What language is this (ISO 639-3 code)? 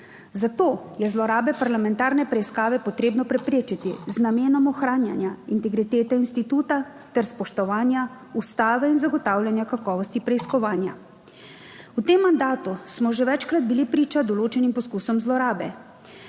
slv